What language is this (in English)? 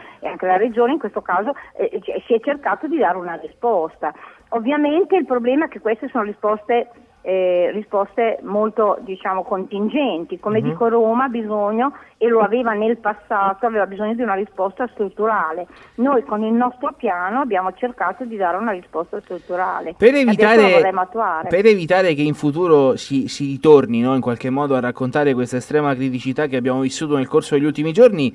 Italian